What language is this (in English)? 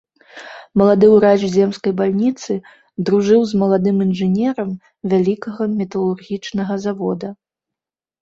Belarusian